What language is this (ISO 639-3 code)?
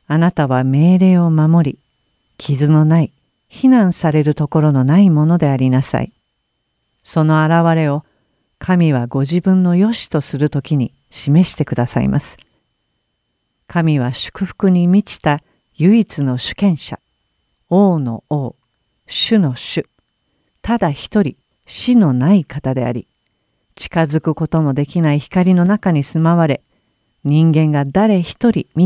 jpn